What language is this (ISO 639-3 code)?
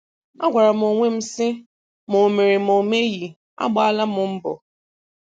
ibo